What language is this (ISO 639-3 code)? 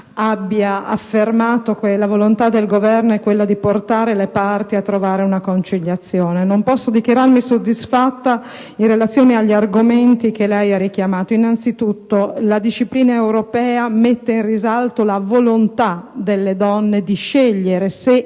ita